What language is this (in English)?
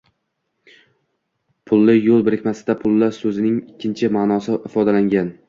Uzbek